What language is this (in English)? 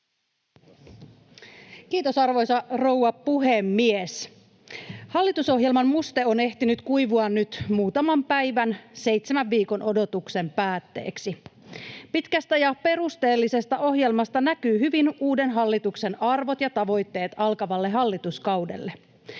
Finnish